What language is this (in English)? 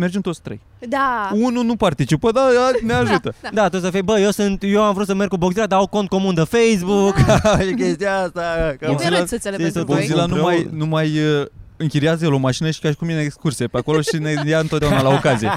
Romanian